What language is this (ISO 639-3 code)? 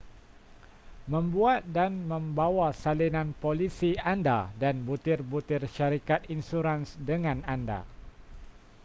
msa